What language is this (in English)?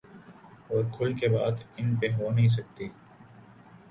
Urdu